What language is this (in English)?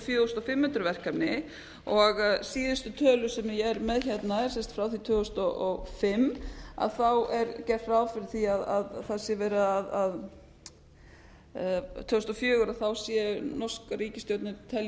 Icelandic